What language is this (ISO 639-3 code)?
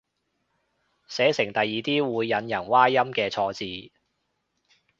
yue